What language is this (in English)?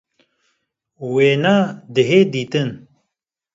Kurdish